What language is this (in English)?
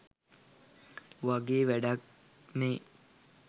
Sinhala